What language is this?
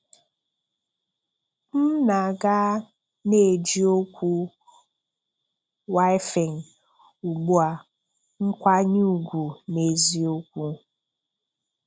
Igbo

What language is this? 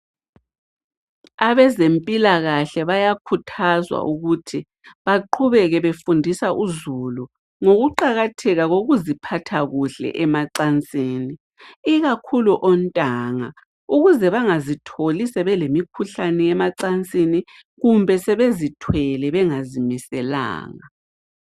North Ndebele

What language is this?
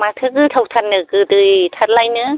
Bodo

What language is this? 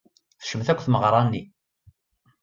Kabyle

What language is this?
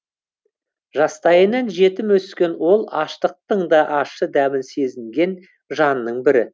Kazakh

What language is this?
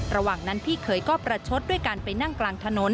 Thai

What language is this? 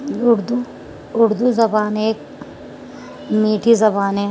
Urdu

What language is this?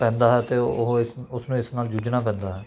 Punjabi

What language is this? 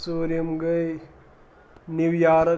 Kashmiri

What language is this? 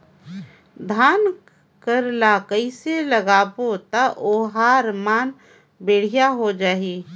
Chhattisgarhi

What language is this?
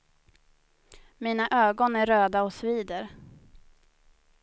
Swedish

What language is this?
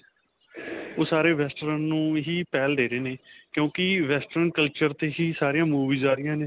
Punjabi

